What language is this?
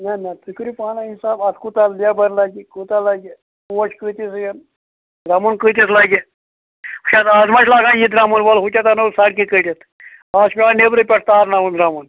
Kashmiri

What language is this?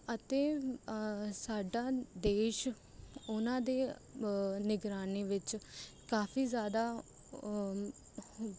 Punjabi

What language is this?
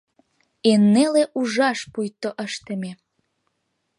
Mari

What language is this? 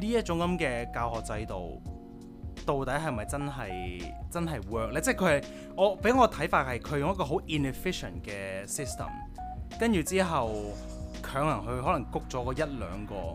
Chinese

